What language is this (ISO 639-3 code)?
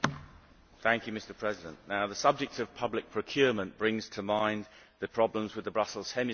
eng